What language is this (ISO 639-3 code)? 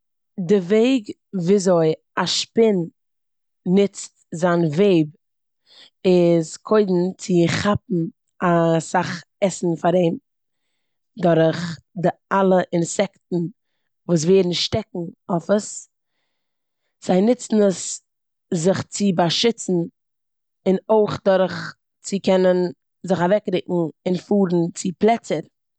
yid